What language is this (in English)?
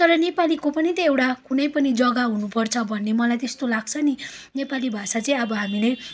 Nepali